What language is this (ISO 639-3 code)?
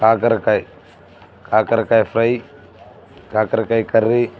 tel